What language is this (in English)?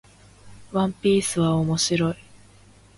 Japanese